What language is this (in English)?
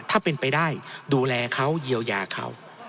Thai